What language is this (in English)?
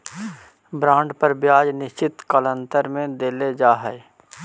Magahi